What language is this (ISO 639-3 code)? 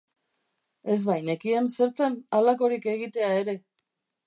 eus